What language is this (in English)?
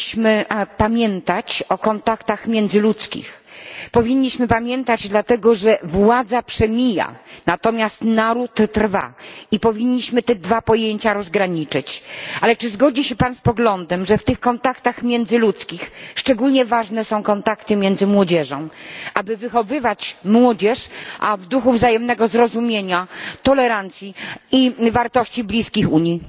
Polish